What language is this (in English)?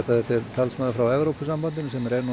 Icelandic